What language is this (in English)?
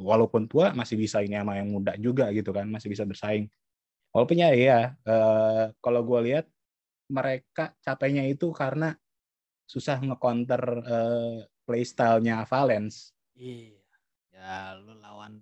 Indonesian